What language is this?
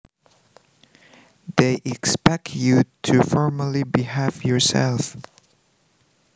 Javanese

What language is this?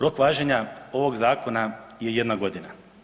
Croatian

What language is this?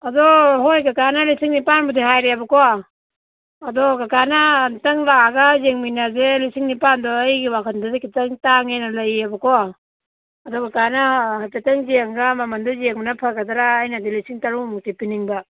Manipuri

